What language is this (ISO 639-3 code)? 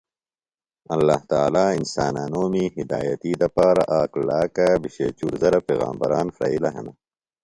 phl